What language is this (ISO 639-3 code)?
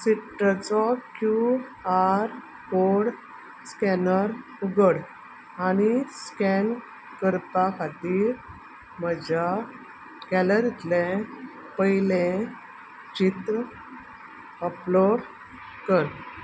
kok